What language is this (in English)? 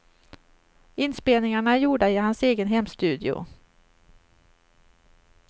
Swedish